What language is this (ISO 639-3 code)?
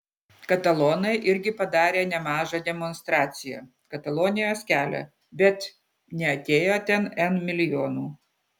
lit